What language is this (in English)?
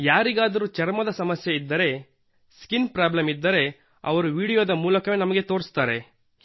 Kannada